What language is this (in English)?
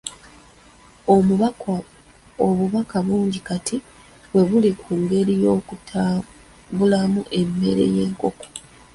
Ganda